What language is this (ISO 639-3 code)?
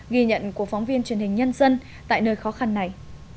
vie